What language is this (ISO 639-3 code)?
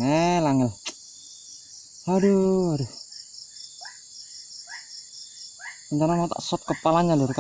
ind